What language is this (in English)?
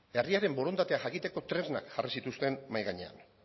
Basque